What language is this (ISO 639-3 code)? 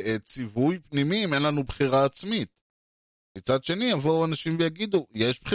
heb